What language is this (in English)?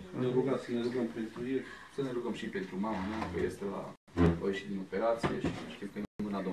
Romanian